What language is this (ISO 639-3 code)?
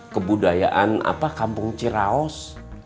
ind